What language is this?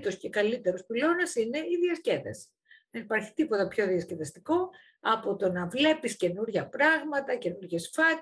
Greek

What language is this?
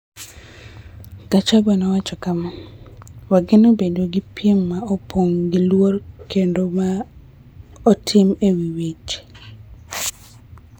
Luo (Kenya and Tanzania)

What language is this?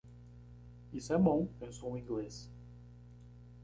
Portuguese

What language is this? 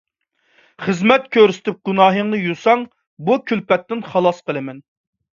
Uyghur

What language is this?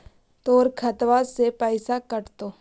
Magahi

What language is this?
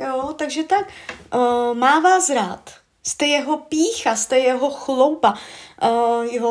Czech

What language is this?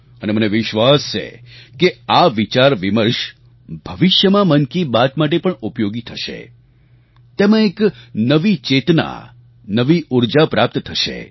Gujarati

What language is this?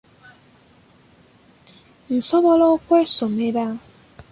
Ganda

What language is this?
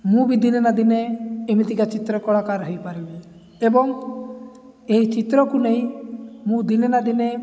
Odia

